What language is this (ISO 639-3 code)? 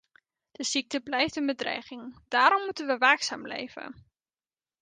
nld